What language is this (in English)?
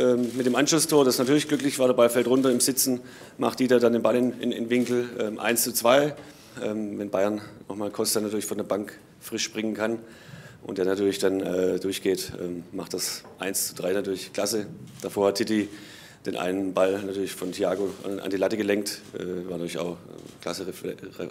German